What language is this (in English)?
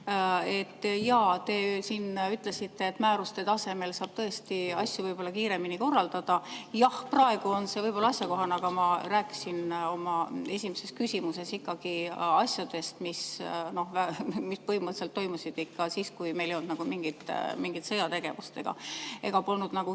Estonian